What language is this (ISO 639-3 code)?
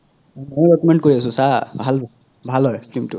asm